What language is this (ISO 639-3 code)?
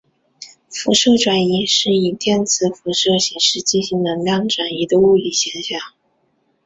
zho